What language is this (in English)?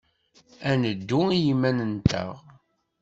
Kabyle